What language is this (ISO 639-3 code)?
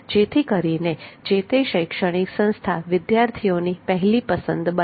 guj